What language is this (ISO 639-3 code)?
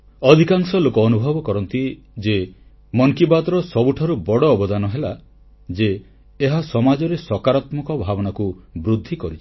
ori